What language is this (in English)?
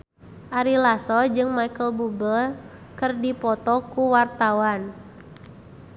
Sundanese